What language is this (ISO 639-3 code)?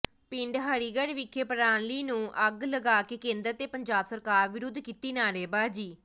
pan